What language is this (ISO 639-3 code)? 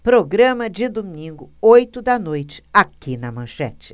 por